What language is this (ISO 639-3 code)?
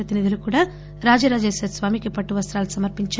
tel